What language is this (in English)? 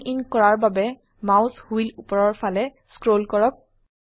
Assamese